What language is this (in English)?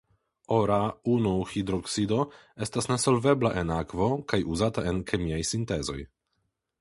Esperanto